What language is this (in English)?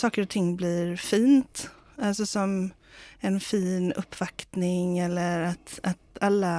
Swedish